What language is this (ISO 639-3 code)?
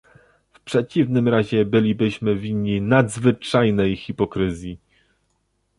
pol